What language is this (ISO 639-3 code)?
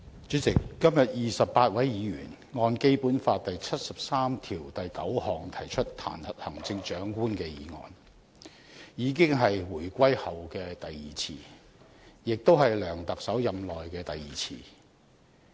yue